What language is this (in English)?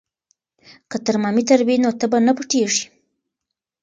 Pashto